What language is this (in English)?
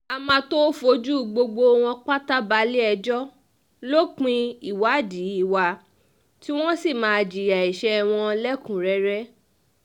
Yoruba